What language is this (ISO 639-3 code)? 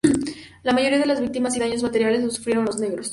spa